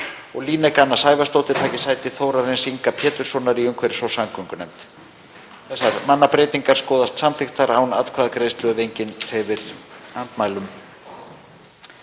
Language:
Icelandic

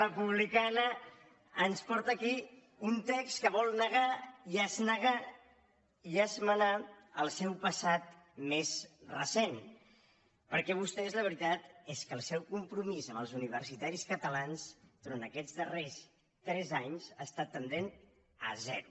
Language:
Catalan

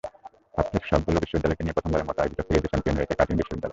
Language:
Bangla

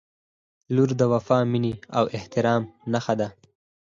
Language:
Pashto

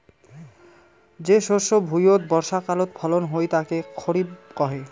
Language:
Bangla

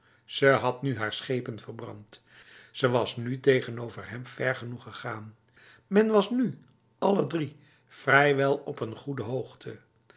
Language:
Dutch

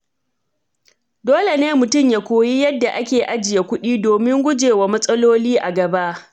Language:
Hausa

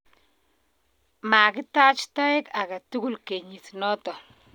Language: Kalenjin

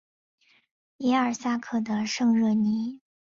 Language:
Chinese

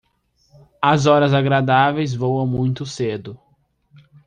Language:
Portuguese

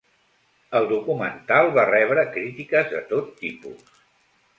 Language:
Catalan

